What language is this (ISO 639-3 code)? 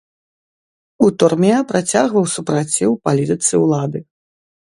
bel